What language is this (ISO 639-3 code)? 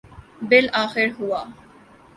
urd